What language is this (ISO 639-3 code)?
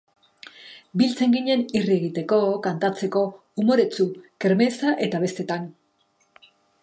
eus